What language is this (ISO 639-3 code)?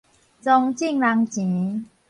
nan